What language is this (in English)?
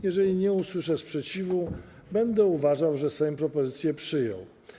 Polish